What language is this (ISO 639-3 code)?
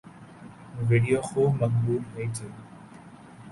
urd